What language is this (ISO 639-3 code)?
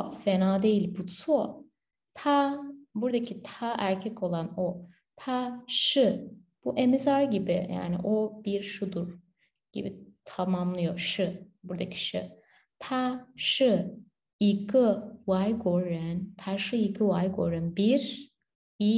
tur